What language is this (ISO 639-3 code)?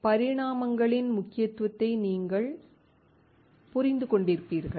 tam